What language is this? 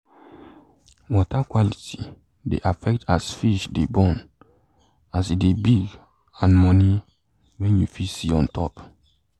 Nigerian Pidgin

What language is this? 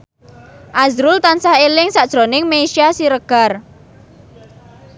Javanese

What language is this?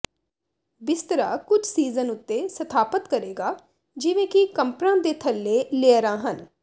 Punjabi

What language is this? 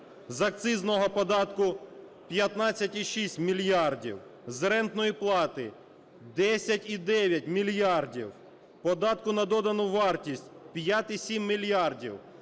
Ukrainian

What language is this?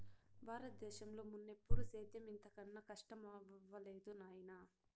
Telugu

